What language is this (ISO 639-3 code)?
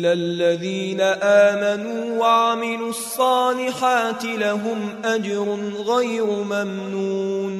ara